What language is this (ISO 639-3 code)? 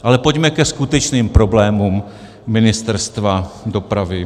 ces